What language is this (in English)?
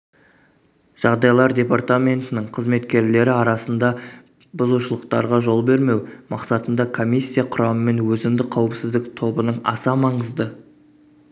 Kazakh